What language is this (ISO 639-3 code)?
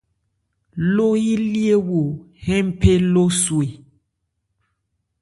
ebr